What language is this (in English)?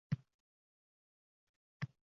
Uzbek